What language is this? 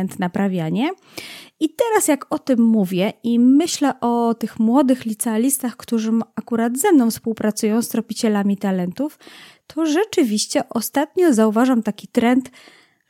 Polish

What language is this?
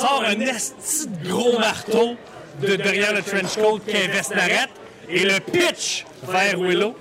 French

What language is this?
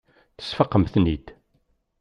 Kabyle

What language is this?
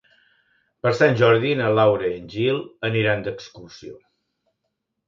Catalan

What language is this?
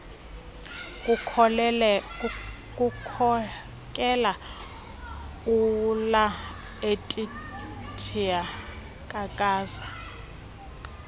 Xhosa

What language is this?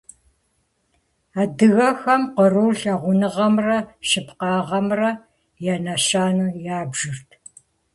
Kabardian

